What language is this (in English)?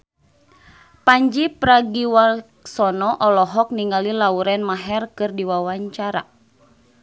Sundanese